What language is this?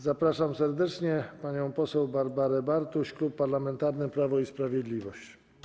Polish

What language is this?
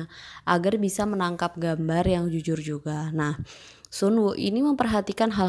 Indonesian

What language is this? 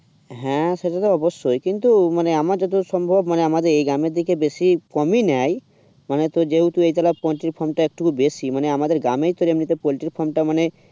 Bangla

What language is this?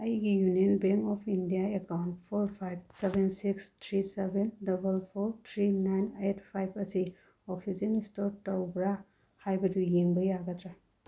Manipuri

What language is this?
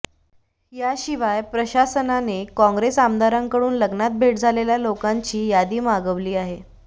Marathi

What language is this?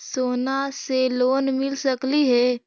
Magahi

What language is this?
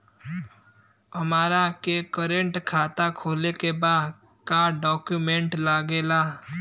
Bhojpuri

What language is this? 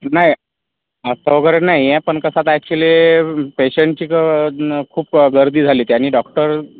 Marathi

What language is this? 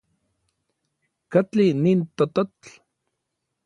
Orizaba Nahuatl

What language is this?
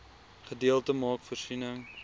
Afrikaans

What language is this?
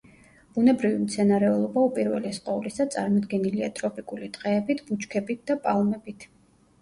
Georgian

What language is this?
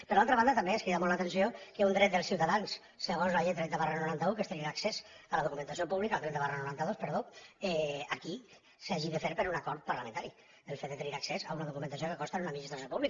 Catalan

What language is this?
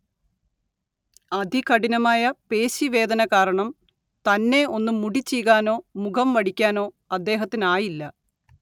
Malayalam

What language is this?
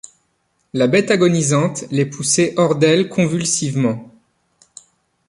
French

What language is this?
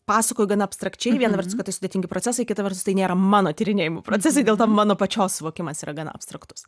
Lithuanian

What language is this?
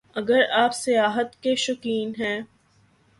Urdu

